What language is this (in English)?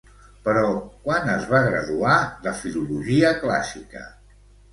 Catalan